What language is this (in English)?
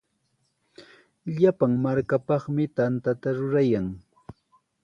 Sihuas Ancash Quechua